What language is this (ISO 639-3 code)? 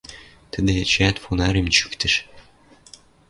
mrj